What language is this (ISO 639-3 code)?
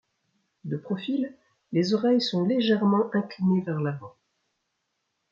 fra